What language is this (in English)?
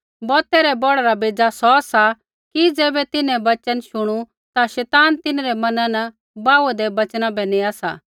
Kullu Pahari